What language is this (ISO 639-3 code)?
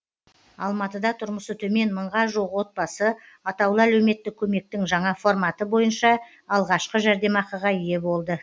kaz